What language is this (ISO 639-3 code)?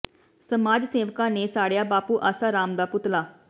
pan